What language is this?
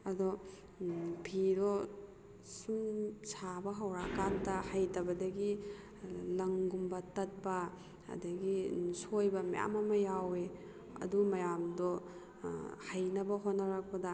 Manipuri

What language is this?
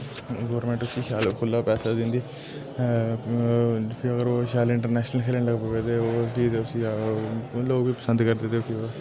Dogri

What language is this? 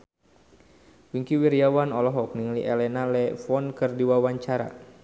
Sundanese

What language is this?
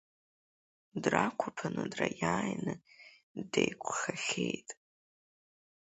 Abkhazian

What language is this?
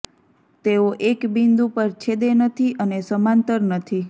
Gujarati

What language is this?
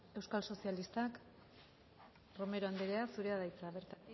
Basque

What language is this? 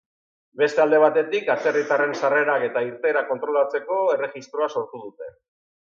Basque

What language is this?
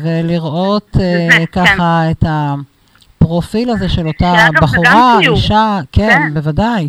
Hebrew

